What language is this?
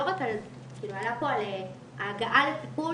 Hebrew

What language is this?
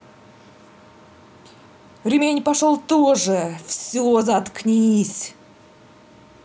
Russian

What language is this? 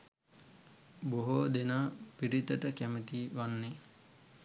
Sinhala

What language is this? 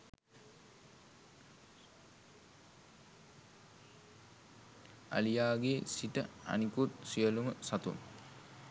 Sinhala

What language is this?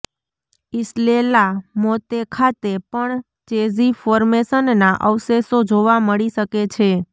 Gujarati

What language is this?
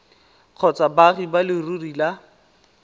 Tswana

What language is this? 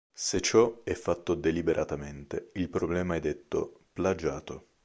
Italian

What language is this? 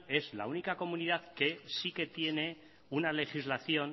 Spanish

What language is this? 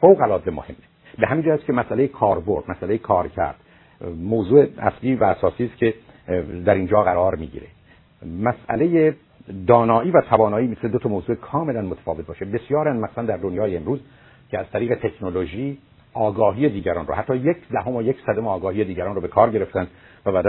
Persian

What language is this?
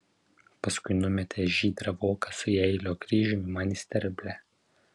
Lithuanian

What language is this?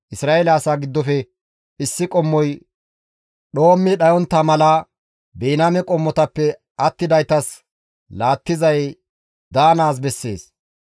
Gamo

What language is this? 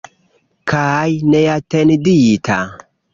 Esperanto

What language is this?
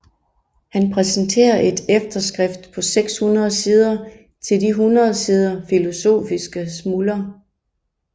Danish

